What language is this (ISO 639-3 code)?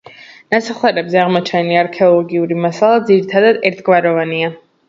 kat